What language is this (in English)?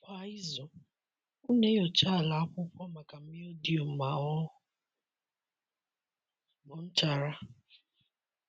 Igbo